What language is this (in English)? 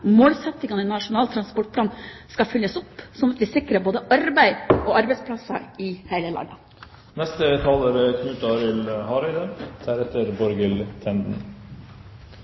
Norwegian